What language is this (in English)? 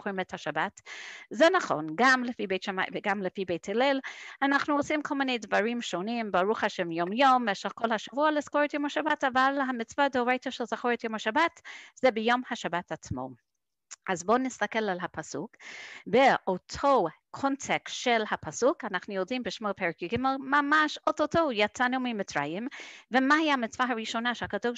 Hebrew